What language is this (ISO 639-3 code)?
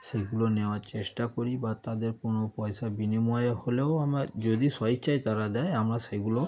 ben